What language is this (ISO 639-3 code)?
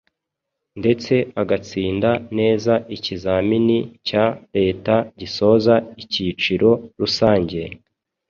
kin